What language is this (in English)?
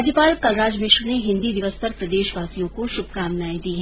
Hindi